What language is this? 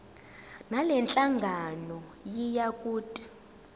Zulu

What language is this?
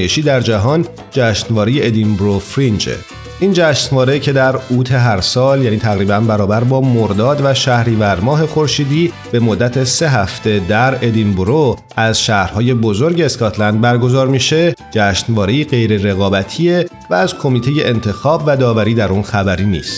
Persian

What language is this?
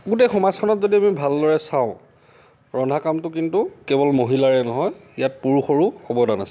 Assamese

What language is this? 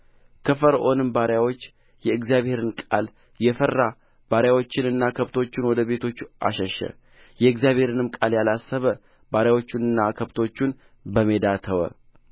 Amharic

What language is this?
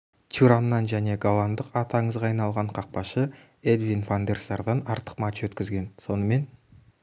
Kazakh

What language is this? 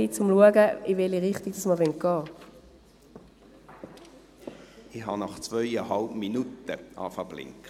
Swiss German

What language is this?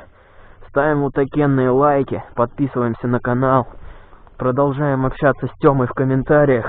Russian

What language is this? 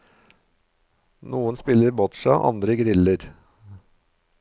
Norwegian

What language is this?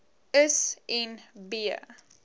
Afrikaans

